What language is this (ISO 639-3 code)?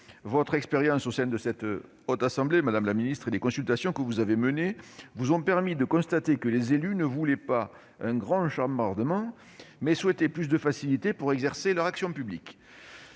fra